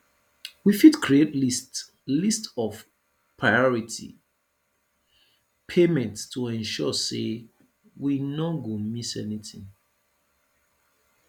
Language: Nigerian Pidgin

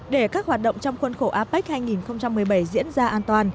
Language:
Vietnamese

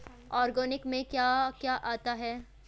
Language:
Hindi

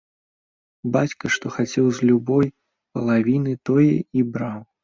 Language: Belarusian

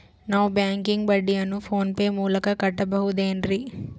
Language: Kannada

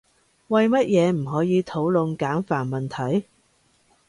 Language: Cantonese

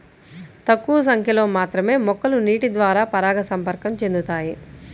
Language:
Telugu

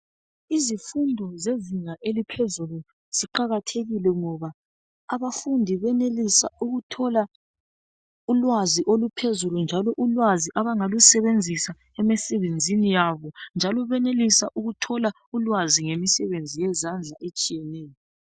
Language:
North Ndebele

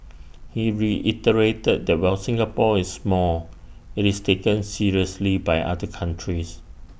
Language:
English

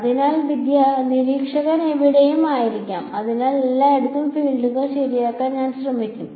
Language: Malayalam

